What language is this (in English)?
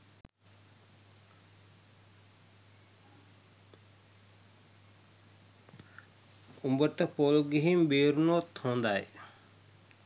Sinhala